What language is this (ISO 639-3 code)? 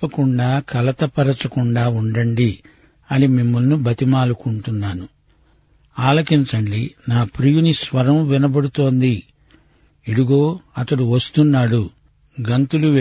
tel